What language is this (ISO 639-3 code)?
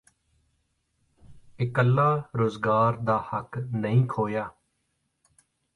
pan